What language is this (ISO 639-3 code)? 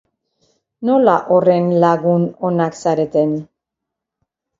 eus